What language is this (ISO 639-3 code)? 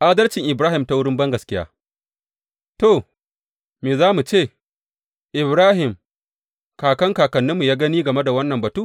hau